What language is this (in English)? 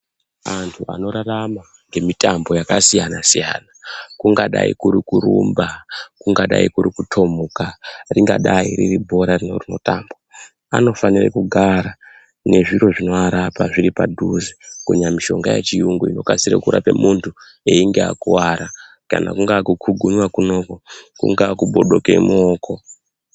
Ndau